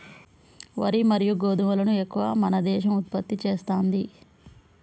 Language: Telugu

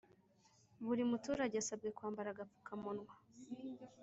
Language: Kinyarwanda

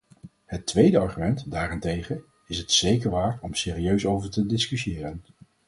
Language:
Dutch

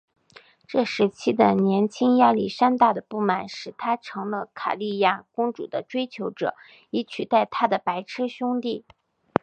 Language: Chinese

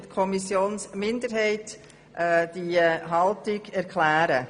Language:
Swiss German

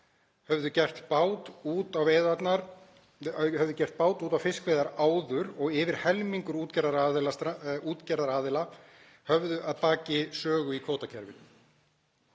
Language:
Icelandic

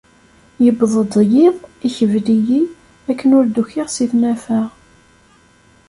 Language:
Kabyle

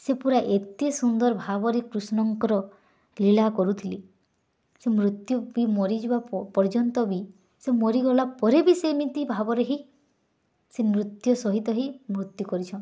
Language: Odia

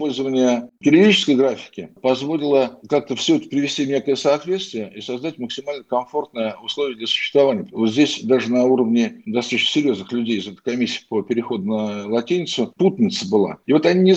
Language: Russian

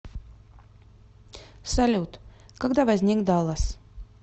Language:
Russian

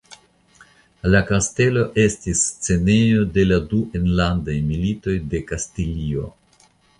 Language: Esperanto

